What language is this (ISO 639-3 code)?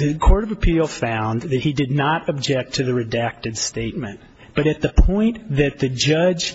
eng